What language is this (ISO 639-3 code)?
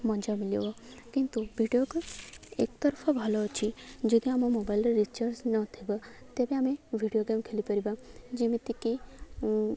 ori